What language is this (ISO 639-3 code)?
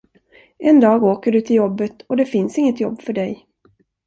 swe